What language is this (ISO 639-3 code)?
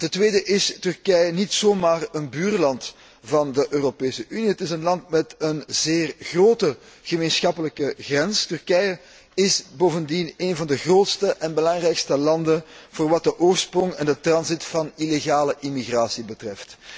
nld